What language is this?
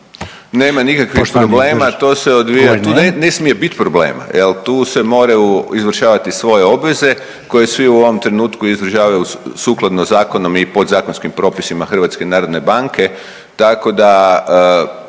Croatian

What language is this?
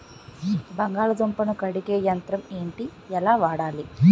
Telugu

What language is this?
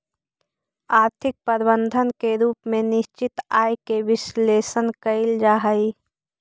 Magahi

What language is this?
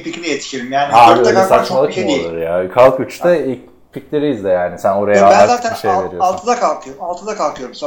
Turkish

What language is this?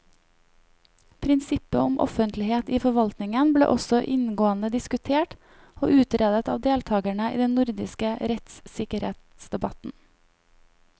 Norwegian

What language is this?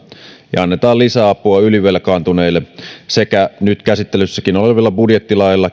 Finnish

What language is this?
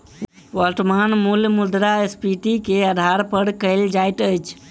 Maithili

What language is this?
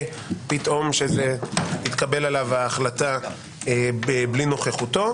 Hebrew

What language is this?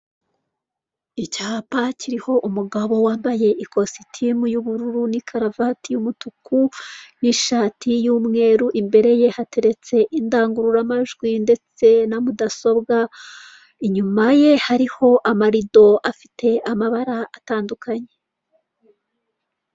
Kinyarwanda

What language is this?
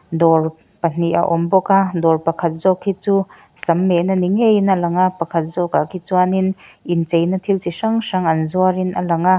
Mizo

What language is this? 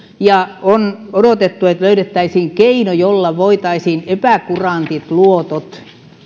Finnish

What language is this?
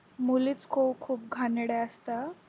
Marathi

